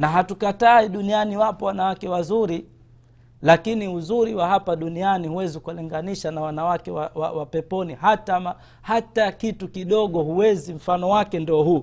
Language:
Swahili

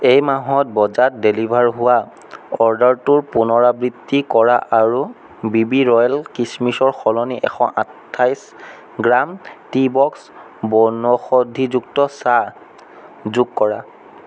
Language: Assamese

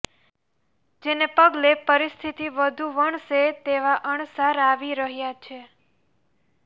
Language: Gujarati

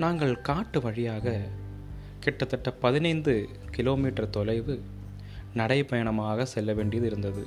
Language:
Tamil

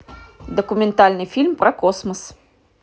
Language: Russian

